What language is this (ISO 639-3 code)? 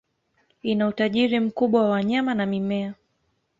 swa